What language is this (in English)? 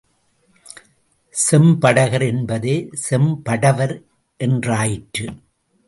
Tamil